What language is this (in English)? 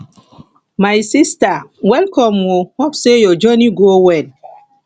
Nigerian Pidgin